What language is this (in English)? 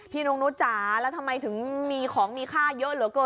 Thai